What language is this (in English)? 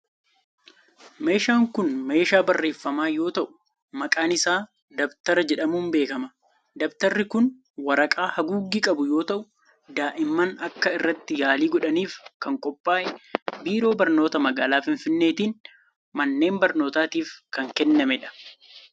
Oromo